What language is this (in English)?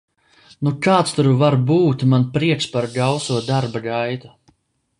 Latvian